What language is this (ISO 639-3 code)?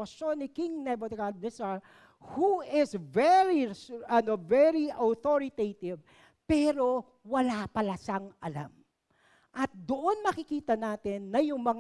fil